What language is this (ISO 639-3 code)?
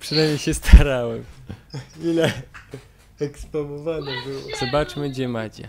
pol